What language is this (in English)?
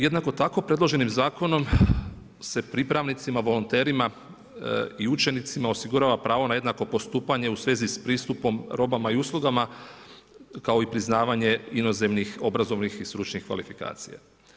Croatian